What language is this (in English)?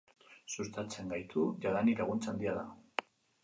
Basque